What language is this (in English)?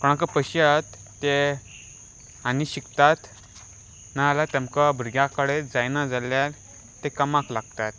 Konkani